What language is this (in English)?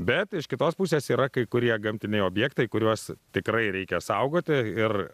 Lithuanian